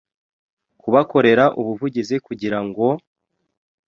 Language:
Kinyarwanda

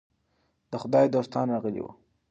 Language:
Pashto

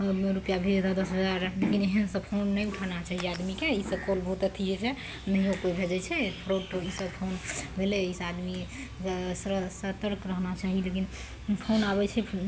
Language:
Maithili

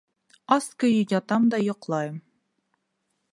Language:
Bashkir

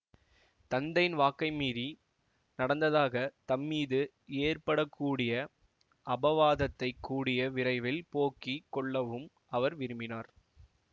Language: Tamil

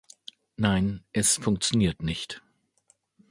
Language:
German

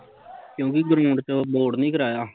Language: Punjabi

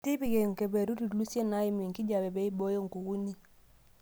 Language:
Masai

